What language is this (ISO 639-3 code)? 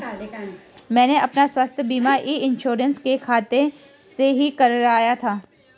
hin